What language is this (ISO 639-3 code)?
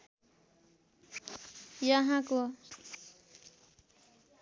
nep